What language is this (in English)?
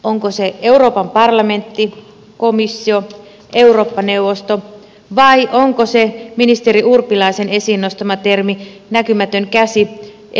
Finnish